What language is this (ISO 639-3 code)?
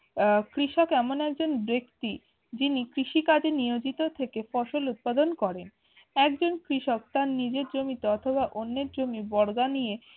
ben